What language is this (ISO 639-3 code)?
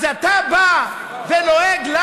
heb